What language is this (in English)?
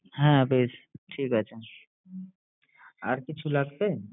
Bangla